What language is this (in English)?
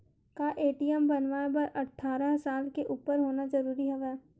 Chhattisgarhi